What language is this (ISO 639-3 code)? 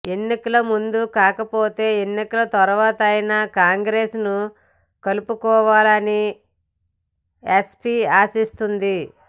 tel